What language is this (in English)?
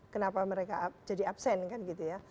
Indonesian